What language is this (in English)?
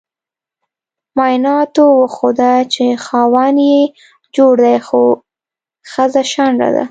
Pashto